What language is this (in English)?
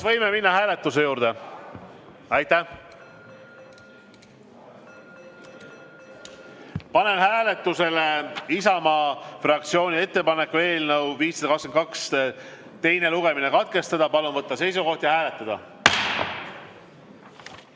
Estonian